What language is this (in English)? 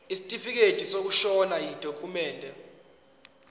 Zulu